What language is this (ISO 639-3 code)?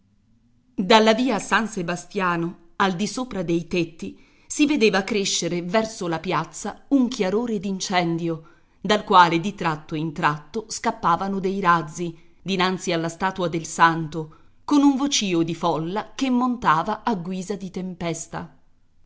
ita